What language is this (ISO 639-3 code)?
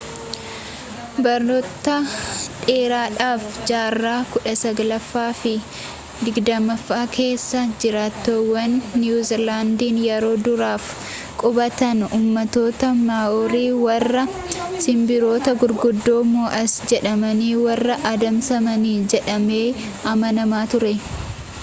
orm